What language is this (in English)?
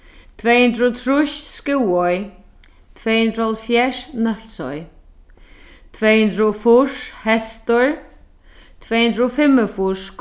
Faroese